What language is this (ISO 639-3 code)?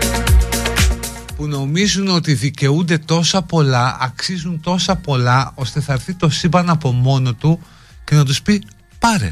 ell